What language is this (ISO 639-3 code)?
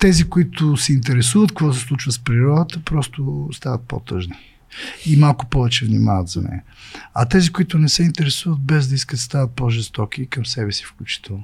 bul